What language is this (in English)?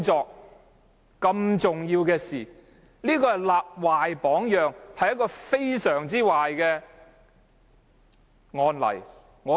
Cantonese